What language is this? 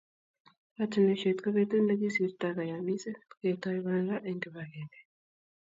Kalenjin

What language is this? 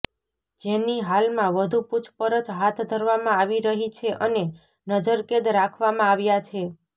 Gujarati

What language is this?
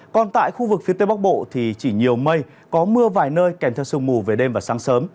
Vietnamese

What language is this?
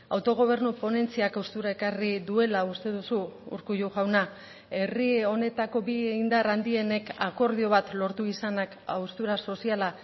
Basque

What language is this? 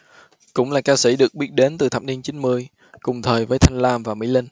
Vietnamese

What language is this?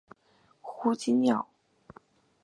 Chinese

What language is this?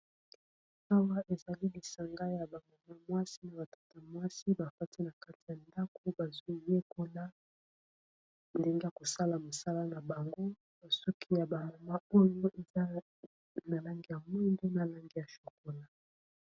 Lingala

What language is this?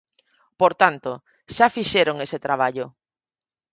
Galician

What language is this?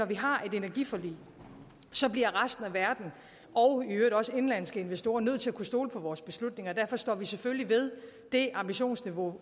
Danish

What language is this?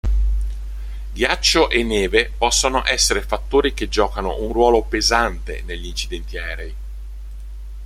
Italian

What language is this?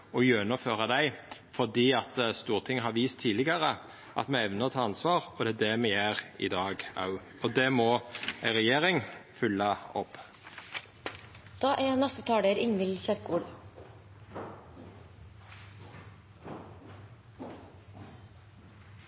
Norwegian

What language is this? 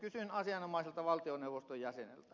Finnish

